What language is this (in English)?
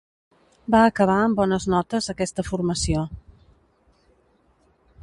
Catalan